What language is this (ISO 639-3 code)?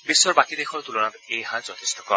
asm